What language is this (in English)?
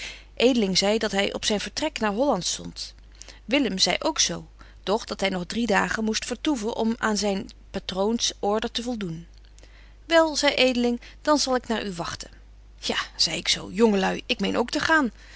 Dutch